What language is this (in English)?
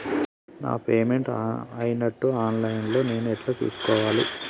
Telugu